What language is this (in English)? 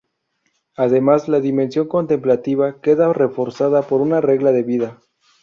Spanish